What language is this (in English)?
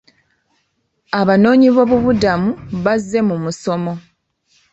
Ganda